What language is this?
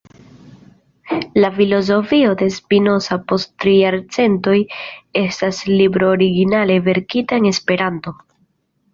Esperanto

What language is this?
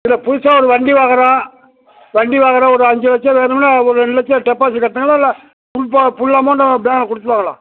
Tamil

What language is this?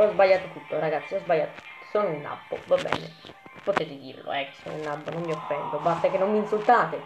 Italian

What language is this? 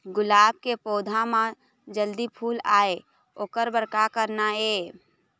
Chhattisgarhi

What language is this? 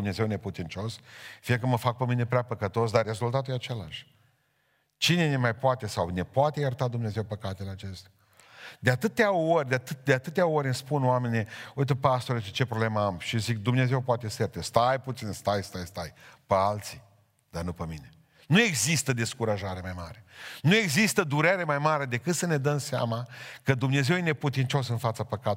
Romanian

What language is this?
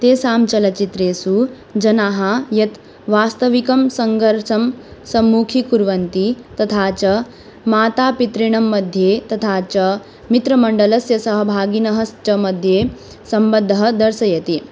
Sanskrit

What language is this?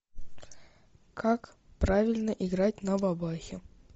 Russian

